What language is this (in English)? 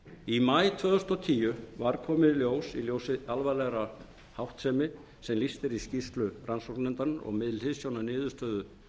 Icelandic